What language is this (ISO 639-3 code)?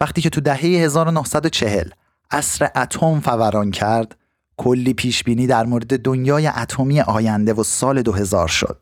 fas